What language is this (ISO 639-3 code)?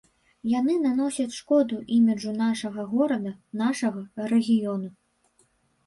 bel